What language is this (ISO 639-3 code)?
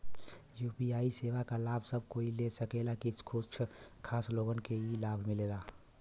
bho